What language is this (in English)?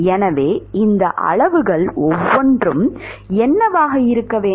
Tamil